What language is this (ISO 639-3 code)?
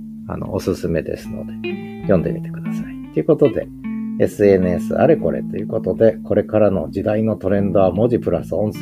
jpn